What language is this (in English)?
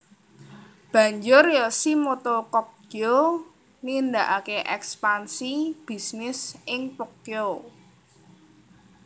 Javanese